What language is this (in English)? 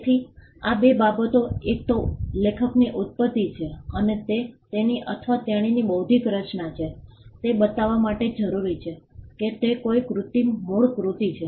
Gujarati